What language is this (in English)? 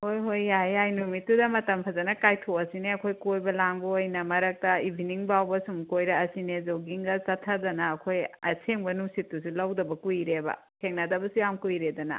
Manipuri